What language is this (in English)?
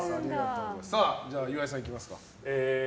Japanese